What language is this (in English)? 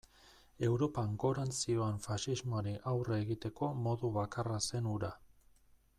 Basque